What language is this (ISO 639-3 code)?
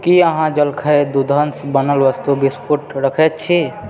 mai